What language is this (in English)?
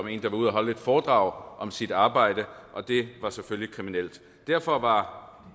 Danish